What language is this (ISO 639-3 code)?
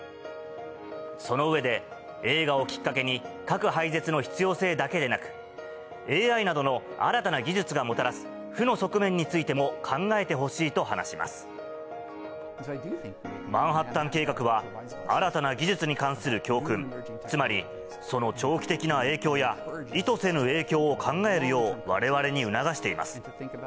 jpn